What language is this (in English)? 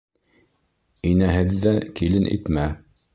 Bashkir